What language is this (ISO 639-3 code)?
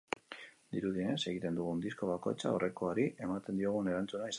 eus